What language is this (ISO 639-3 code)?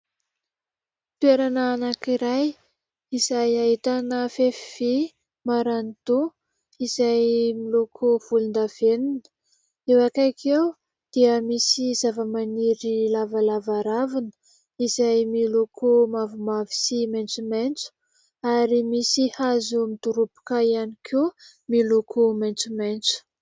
mlg